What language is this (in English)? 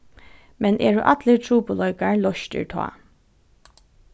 Faroese